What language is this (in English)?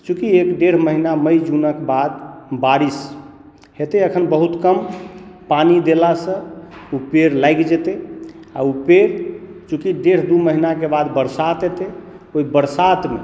Maithili